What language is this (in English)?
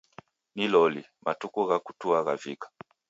Taita